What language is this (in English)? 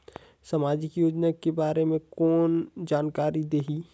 Chhattisgarhi